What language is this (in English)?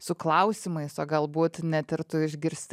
Lithuanian